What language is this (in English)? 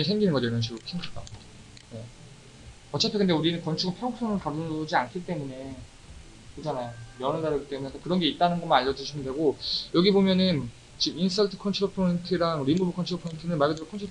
Korean